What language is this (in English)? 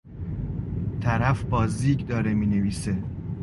Persian